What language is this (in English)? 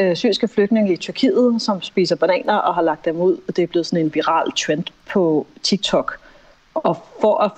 Danish